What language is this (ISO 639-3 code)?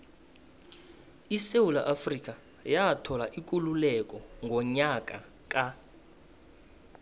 nbl